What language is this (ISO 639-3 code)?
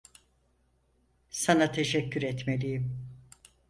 tur